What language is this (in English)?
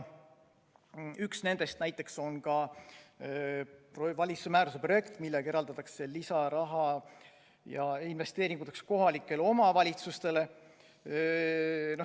Estonian